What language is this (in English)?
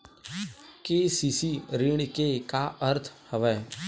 Chhattisgarhi